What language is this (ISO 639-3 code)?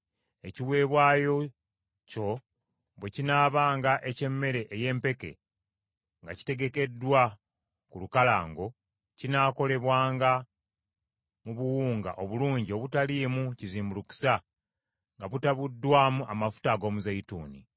lug